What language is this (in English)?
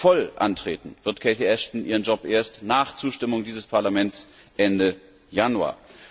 German